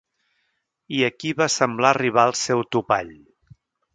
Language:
Catalan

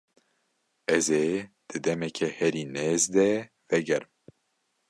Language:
Kurdish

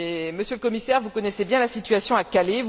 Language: French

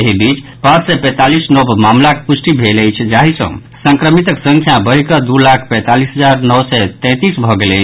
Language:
Maithili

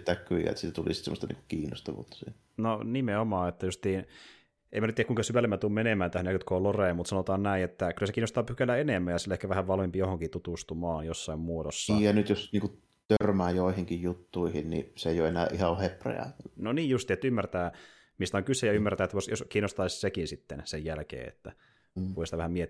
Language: Finnish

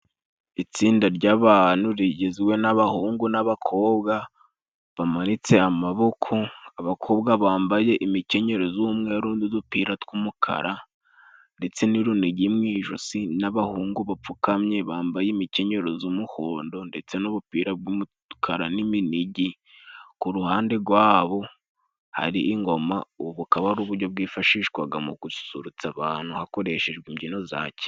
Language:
Kinyarwanda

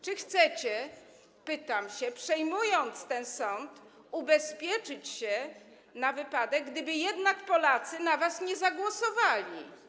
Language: Polish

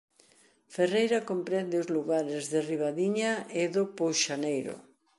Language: Galician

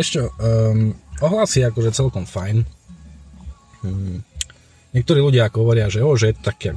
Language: Slovak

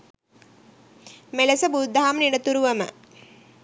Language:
Sinhala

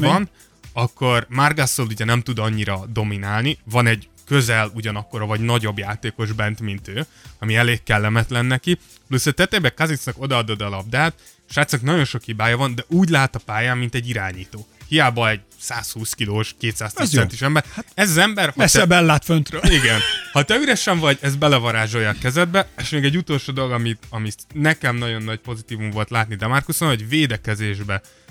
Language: Hungarian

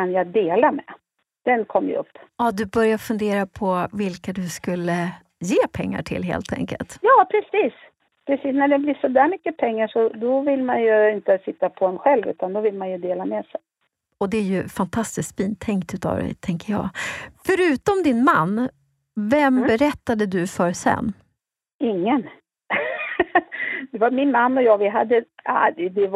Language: Swedish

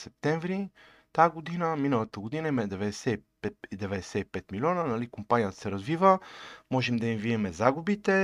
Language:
Bulgarian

